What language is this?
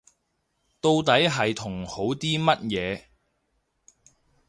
Cantonese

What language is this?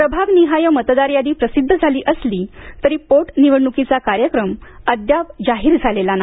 Marathi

